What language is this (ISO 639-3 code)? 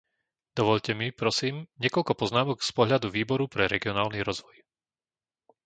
slk